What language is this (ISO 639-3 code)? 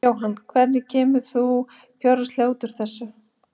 isl